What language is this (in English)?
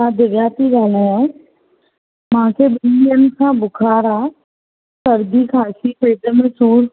Sindhi